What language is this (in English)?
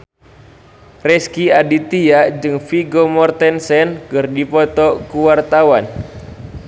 Sundanese